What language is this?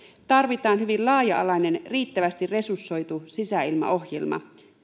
Finnish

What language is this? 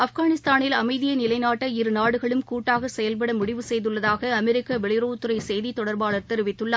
Tamil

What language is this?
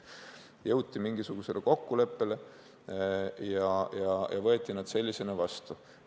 Estonian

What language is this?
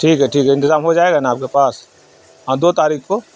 Urdu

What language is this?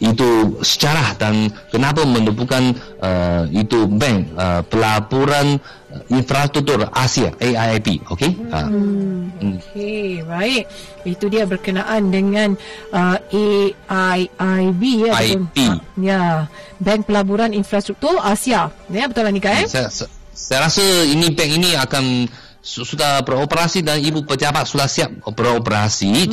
Malay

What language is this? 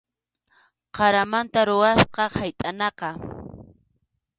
Arequipa-La Unión Quechua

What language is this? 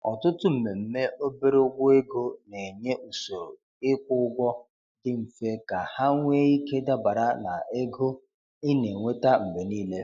Igbo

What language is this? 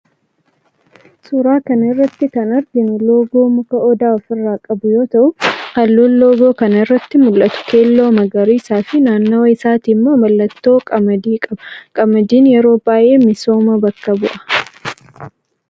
Oromo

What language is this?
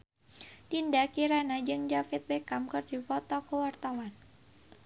Sundanese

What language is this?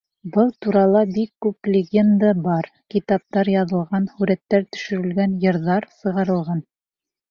Bashkir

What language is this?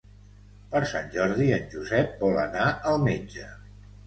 Catalan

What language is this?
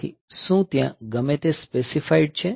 Gujarati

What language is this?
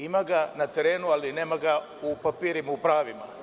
Serbian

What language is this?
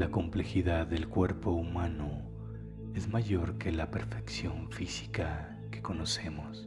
Spanish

